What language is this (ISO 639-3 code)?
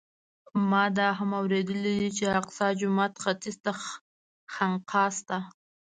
pus